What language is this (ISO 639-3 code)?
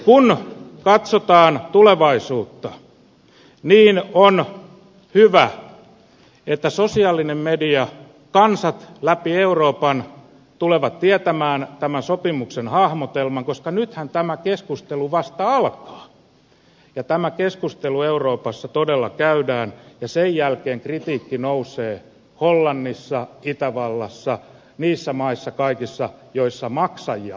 fin